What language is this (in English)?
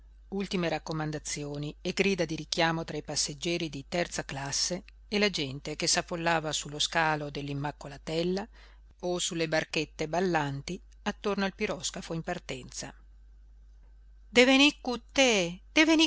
Italian